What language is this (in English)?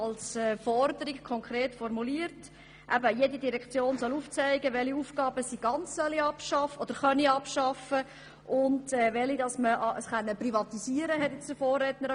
Swiss German